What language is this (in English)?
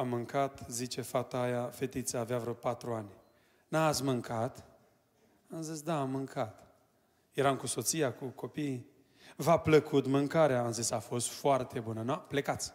Romanian